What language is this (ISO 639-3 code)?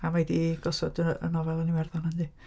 cym